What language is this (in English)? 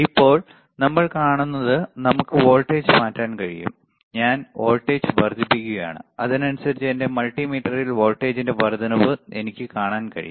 Malayalam